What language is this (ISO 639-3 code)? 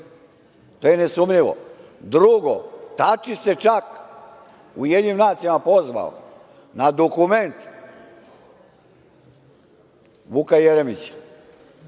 srp